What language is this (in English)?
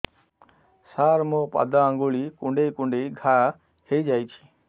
Odia